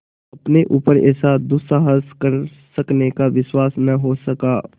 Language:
Hindi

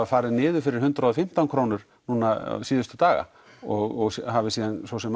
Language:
Icelandic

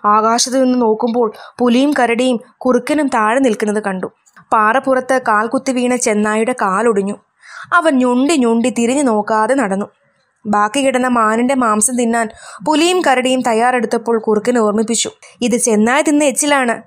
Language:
Malayalam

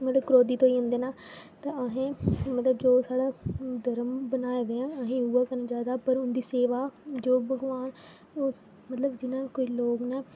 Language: Dogri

